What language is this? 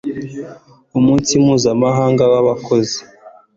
Kinyarwanda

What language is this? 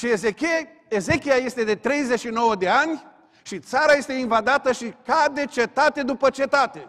Romanian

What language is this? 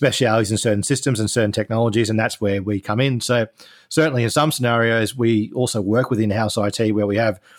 English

